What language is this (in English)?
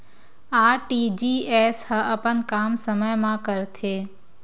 Chhattisgarhi